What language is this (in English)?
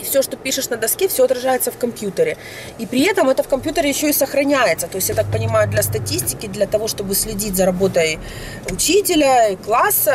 Russian